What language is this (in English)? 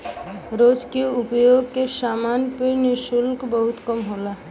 Bhojpuri